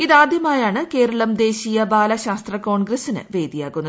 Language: Malayalam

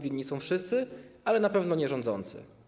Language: Polish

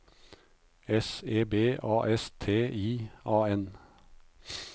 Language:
Norwegian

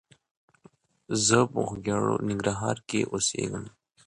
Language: English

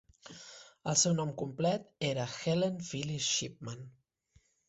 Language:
Catalan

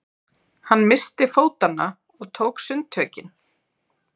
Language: Icelandic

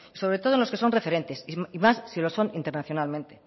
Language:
Spanish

